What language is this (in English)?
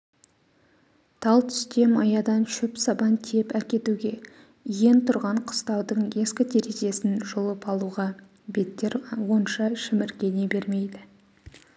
Kazakh